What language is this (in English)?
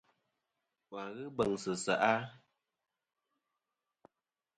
Kom